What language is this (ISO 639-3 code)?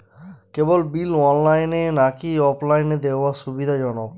ben